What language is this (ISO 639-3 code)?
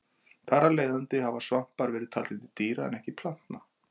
isl